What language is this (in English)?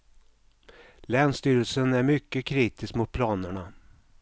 Swedish